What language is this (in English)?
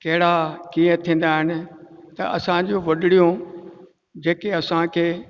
Sindhi